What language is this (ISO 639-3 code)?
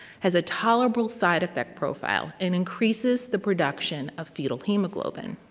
eng